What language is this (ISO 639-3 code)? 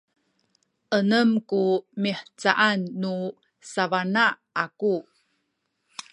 szy